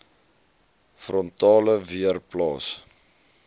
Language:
Afrikaans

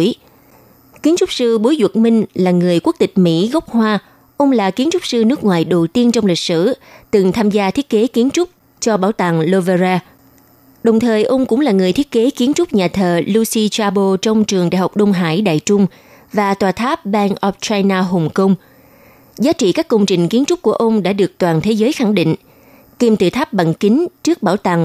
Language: Vietnamese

